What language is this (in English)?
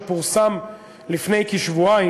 Hebrew